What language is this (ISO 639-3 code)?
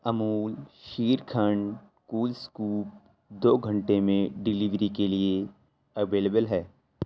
urd